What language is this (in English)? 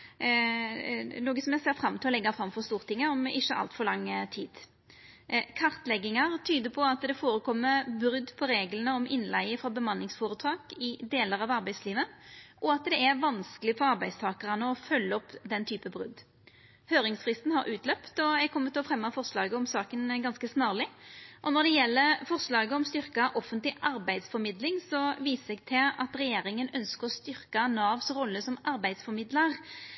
Norwegian Nynorsk